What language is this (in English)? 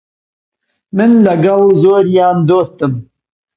Central Kurdish